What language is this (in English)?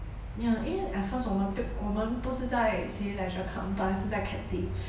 English